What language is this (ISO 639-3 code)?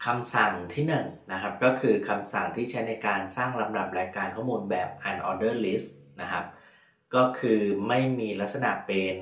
tha